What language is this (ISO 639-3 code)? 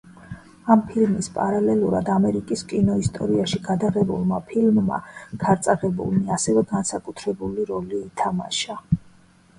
kat